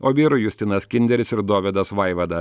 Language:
Lithuanian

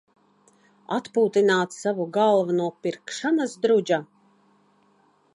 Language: Latvian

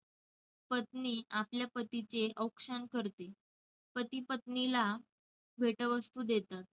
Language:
Marathi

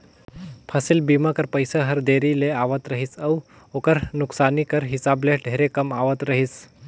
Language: Chhattisgarhi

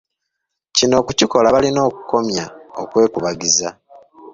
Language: Ganda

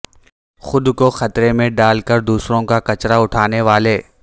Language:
Urdu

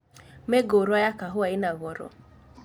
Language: Kikuyu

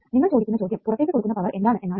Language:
Malayalam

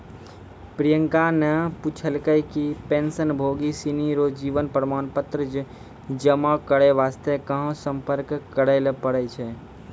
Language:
Maithili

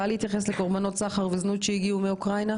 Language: Hebrew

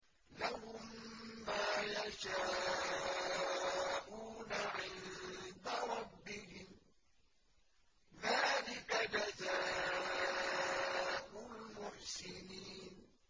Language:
Arabic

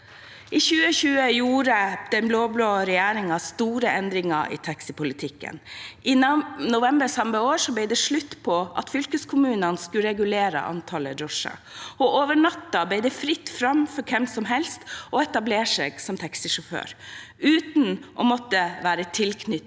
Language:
Norwegian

